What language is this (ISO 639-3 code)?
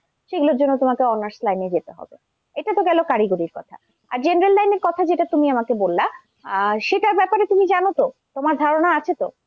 ben